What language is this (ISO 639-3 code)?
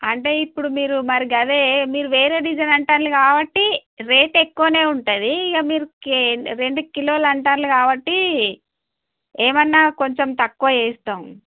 tel